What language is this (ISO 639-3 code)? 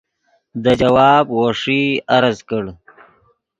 ydg